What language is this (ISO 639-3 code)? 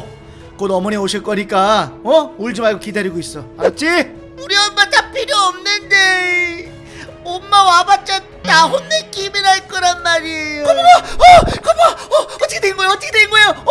kor